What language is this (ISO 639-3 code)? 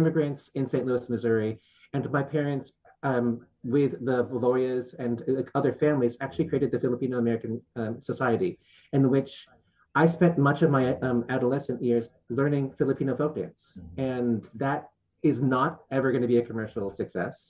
eng